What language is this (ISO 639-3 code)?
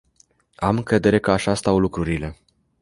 ron